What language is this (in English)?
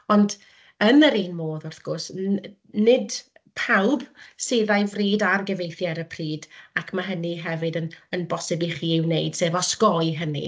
Welsh